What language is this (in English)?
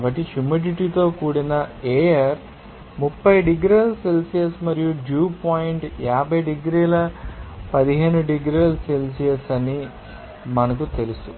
Telugu